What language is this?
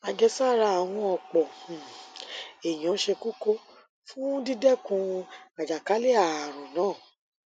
Yoruba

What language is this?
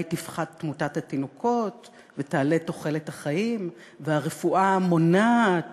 Hebrew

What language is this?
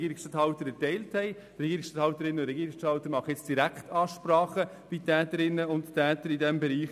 Swiss German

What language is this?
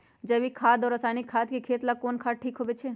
Magahi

